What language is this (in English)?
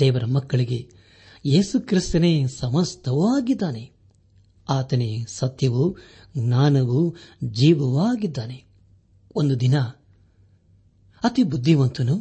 Kannada